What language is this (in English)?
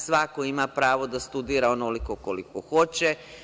Serbian